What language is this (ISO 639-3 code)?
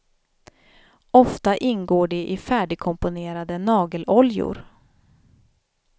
swe